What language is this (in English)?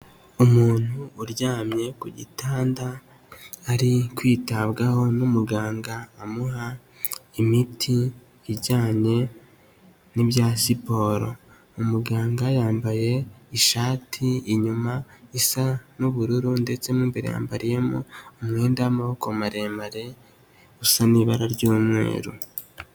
Kinyarwanda